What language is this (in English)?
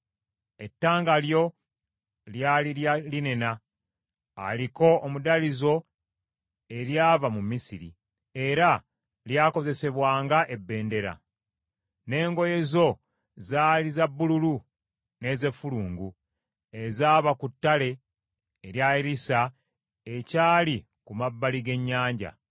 Ganda